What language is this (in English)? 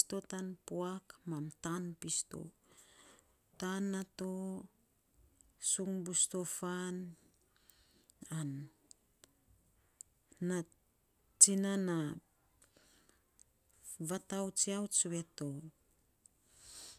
Saposa